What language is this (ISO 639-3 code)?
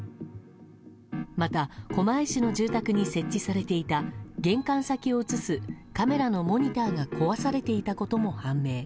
jpn